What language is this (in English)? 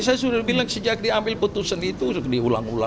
Indonesian